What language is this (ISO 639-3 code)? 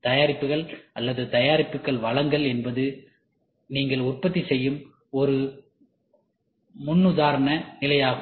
tam